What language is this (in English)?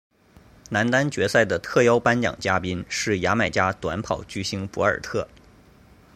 Chinese